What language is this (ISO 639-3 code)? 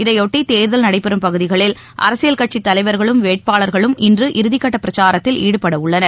tam